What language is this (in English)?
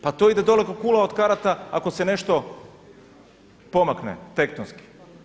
Croatian